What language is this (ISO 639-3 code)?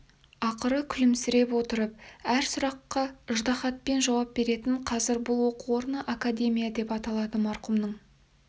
kaz